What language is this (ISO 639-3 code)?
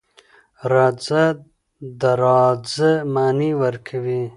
pus